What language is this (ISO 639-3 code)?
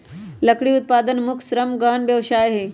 mag